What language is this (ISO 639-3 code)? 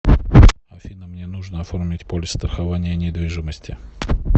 rus